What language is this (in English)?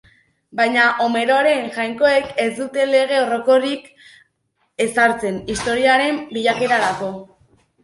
Basque